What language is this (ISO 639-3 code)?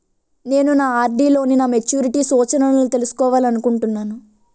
tel